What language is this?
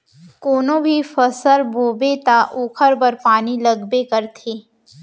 Chhattisgarhi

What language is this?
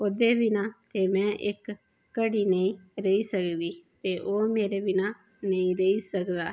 Dogri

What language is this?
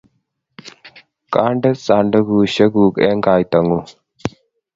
Kalenjin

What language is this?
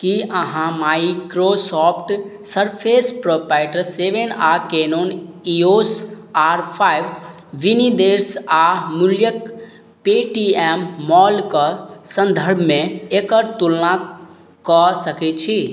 Maithili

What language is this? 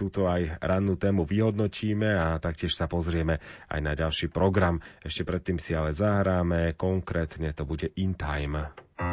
Slovak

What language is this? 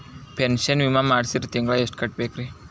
Kannada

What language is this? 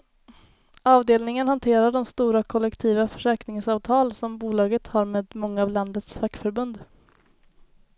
Swedish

